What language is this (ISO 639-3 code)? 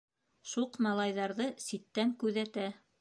bak